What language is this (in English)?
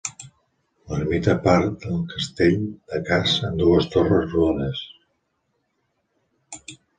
Catalan